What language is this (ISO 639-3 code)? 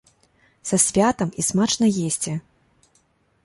bel